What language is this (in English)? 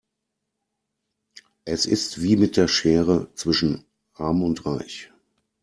German